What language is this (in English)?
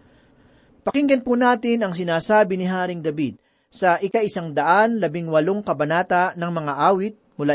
Filipino